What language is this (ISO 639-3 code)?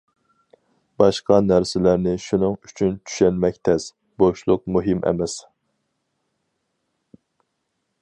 uig